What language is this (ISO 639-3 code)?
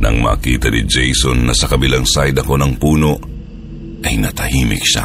fil